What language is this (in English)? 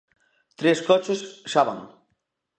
Galician